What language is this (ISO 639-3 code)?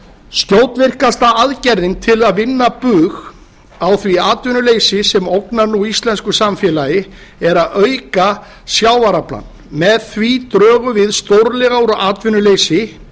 isl